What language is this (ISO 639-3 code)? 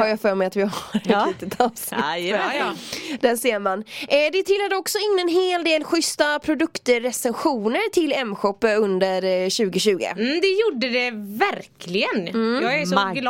swe